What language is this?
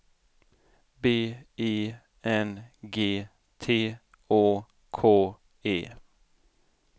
Swedish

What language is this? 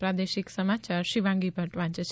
Gujarati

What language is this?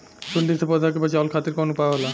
Bhojpuri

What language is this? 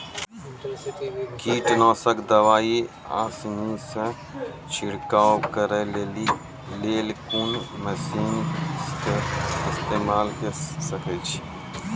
Maithili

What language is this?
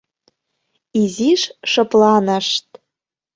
Mari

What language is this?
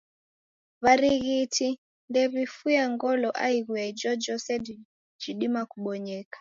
Taita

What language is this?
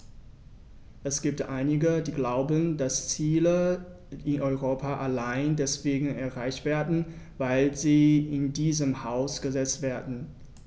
German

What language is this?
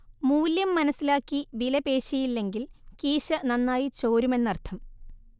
Malayalam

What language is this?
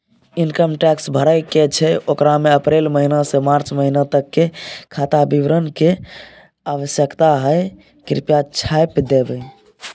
Maithili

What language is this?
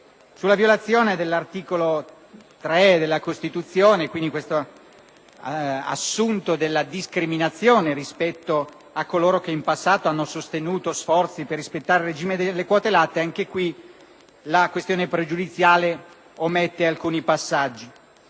Italian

